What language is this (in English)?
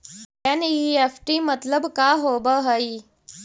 Magahi